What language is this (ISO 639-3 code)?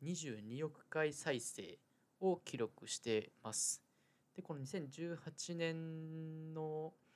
jpn